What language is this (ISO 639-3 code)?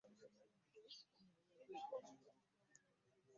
lug